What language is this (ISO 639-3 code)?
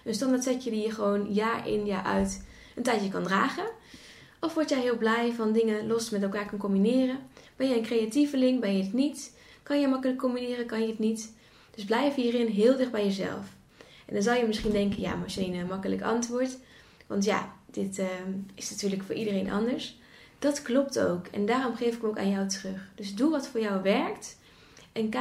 nld